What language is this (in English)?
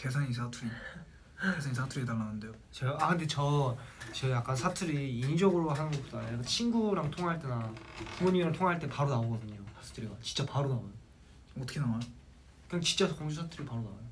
Korean